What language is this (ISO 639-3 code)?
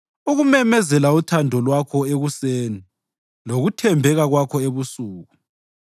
nde